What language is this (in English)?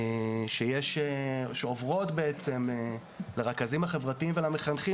Hebrew